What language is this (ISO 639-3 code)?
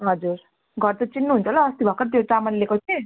nep